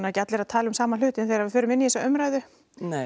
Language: Icelandic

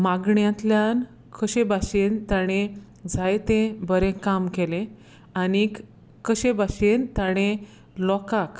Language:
Konkani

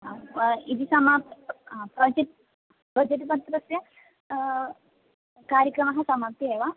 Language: Sanskrit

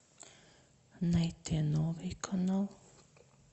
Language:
Russian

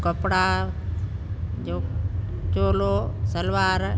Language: Sindhi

